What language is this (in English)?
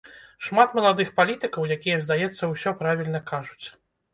Belarusian